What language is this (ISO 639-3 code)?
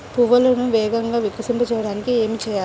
tel